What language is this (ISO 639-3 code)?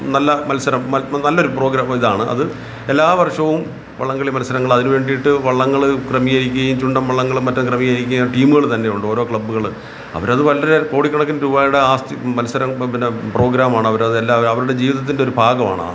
mal